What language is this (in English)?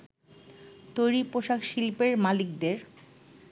Bangla